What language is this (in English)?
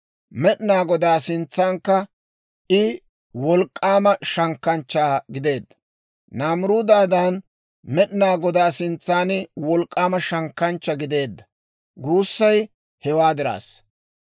Dawro